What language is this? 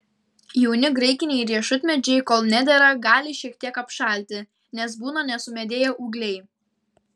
Lithuanian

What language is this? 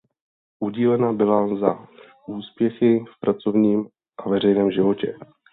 Czech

